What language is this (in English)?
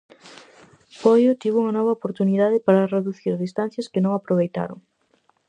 Galician